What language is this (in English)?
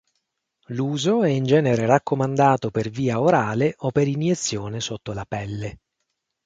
Italian